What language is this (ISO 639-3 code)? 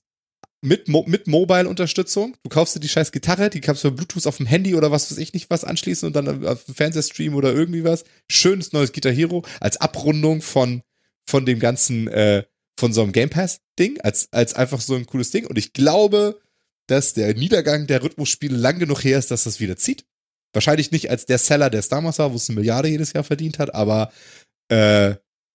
deu